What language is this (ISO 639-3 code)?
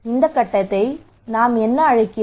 tam